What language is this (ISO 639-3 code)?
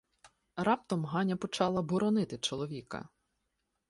ukr